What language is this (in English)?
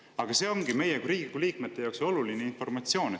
Estonian